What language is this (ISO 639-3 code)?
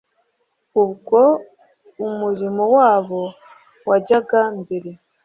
kin